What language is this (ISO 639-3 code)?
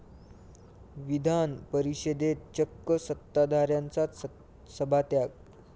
mar